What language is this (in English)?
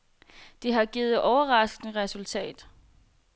Danish